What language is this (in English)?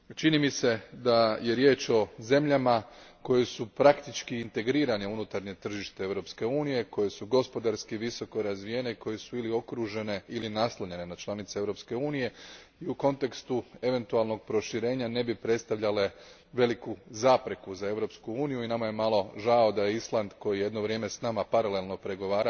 Croatian